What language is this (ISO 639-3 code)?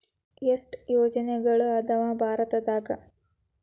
kan